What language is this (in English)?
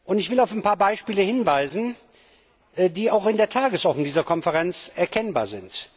German